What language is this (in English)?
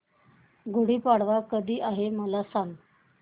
Marathi